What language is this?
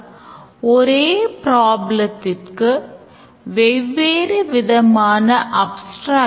Tamil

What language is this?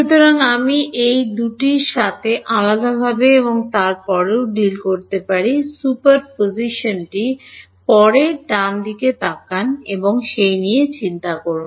Bangla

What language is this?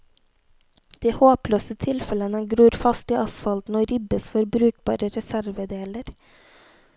Norwegian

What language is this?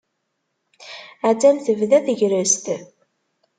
Kabyle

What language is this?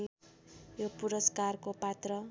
Nepali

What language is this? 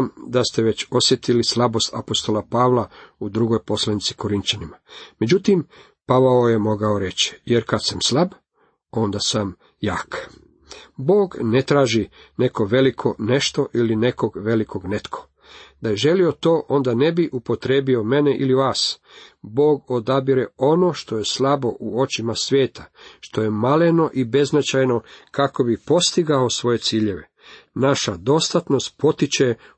Croatian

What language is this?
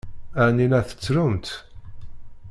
Kabyle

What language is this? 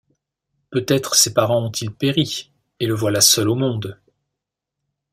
French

